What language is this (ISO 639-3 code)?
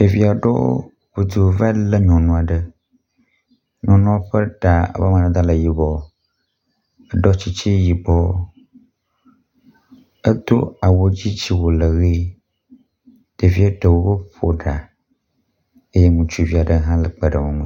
ewe